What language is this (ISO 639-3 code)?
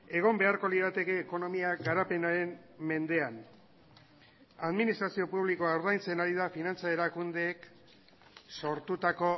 eus